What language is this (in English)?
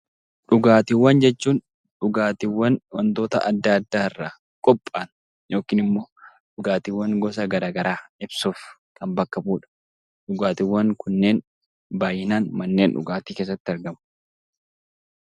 Oromo